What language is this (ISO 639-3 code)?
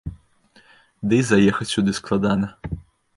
bel